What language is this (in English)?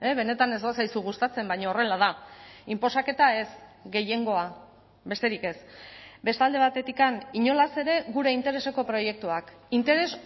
Basque